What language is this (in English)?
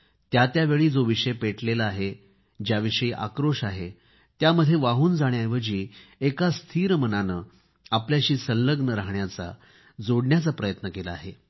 Marathi